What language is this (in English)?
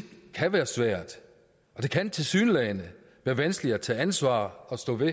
Danish